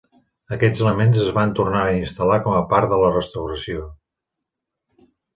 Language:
Catalan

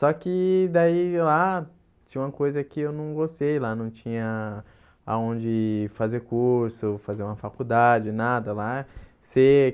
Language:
Portuguese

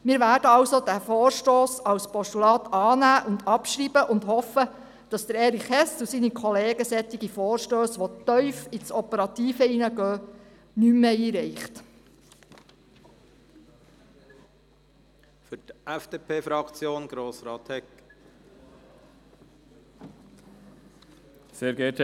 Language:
Swiss German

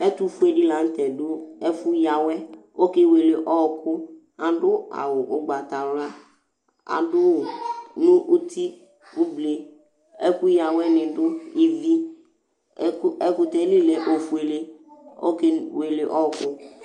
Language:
Ikposo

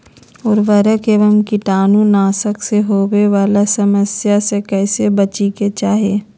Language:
Magahi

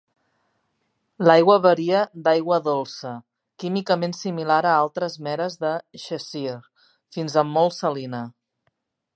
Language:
Catalan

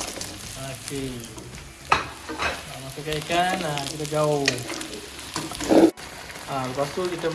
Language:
Malay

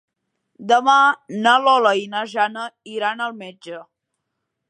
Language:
Catalan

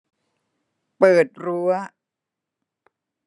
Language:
Thai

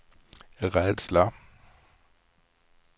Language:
Swedish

